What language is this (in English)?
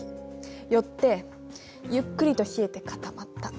Japanese